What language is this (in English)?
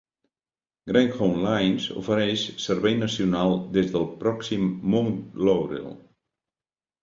Catalan